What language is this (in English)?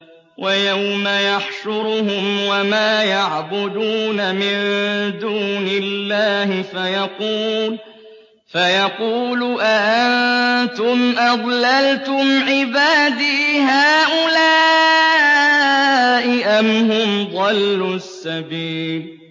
Arabic